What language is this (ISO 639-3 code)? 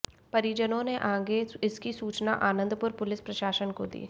hin